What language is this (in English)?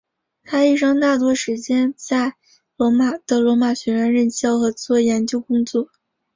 Chinese